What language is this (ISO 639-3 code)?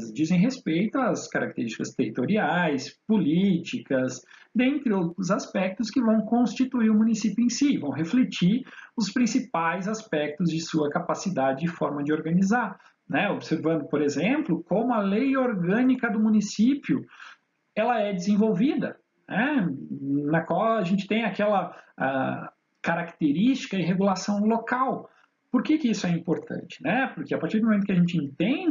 por